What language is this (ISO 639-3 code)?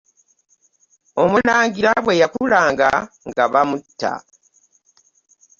lug